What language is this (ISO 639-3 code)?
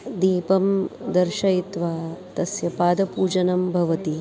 san